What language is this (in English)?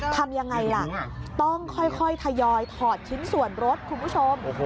Thai